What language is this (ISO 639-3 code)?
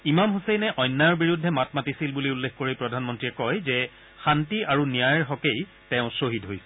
asm